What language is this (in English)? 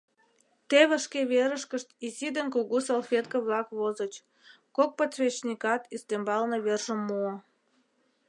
Mari